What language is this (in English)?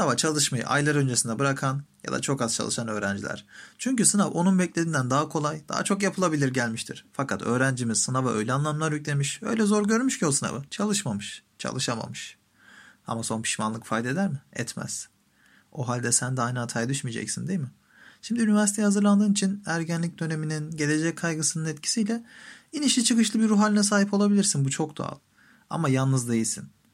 Turkish